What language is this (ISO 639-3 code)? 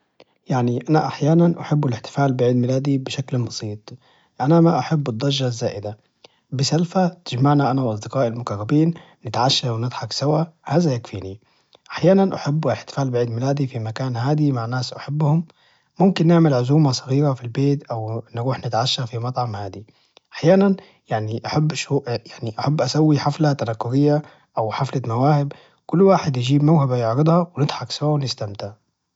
ars